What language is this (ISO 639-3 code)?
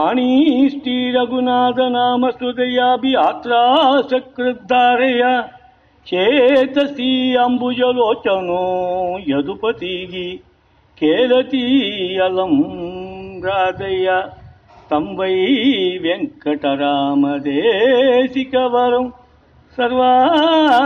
tam